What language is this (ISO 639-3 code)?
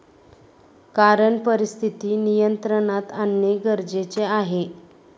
mar